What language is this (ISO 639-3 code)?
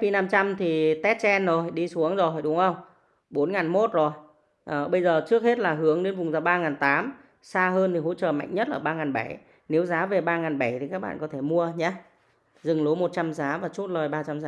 vie